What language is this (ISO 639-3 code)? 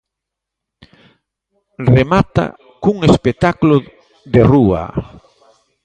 glg